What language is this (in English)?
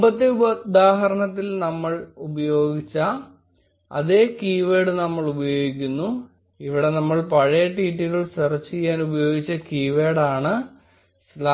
Malayalam